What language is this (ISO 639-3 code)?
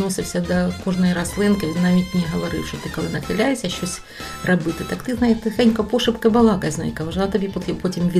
ukr